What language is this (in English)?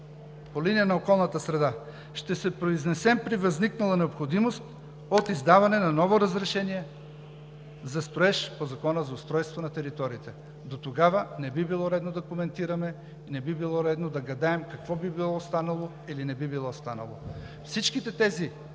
Bulgarian